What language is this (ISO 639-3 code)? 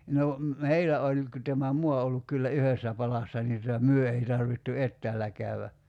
fin